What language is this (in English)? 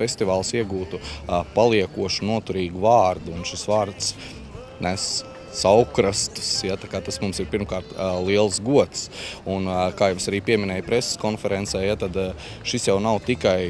Latvian